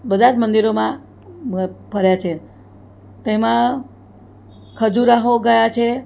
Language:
Gujarati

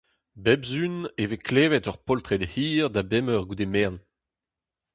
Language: Breton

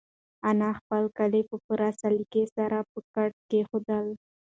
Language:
Pashto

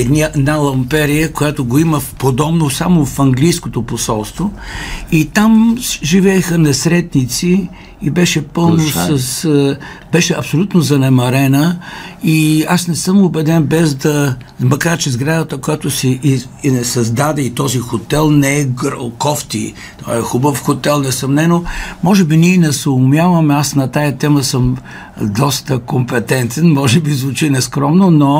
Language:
Bulgarian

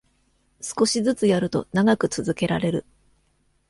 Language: Japanese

